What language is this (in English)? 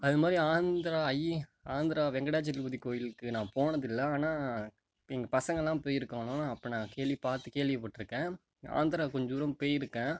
Tamil